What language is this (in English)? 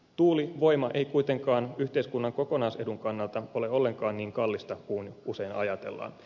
Finnish